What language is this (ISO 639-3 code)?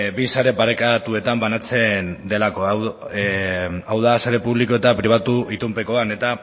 eus